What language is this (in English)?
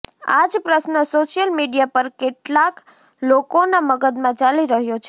Gujarati